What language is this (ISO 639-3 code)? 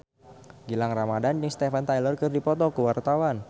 sun